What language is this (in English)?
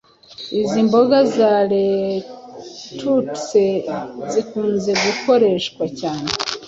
Kinyarwanda